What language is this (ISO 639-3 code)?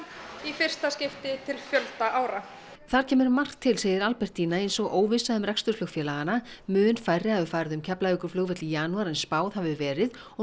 isl